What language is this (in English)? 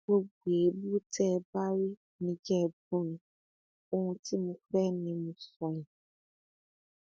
Yoruba